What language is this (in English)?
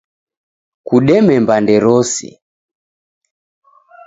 Taita